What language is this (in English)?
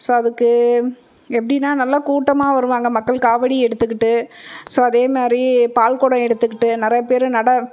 Tamil